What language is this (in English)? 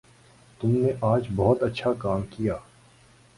Urdu